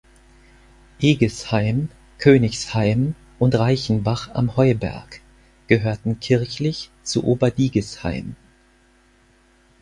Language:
German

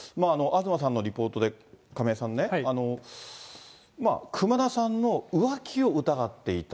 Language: Japanese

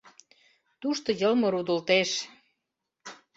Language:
Mari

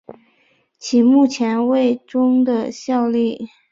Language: Chinese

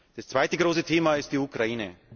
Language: German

